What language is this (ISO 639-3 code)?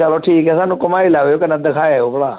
doi